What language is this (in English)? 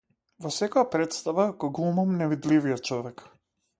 Macedonian